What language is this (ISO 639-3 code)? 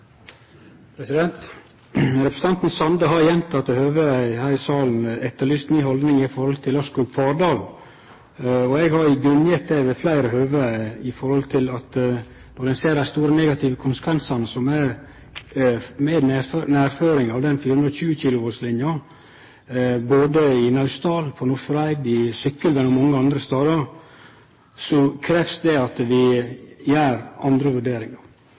nno